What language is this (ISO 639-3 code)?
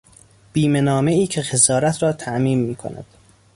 fas